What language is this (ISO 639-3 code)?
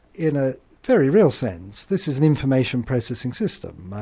eng